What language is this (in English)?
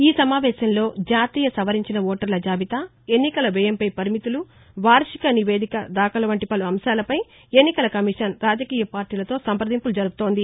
Telugu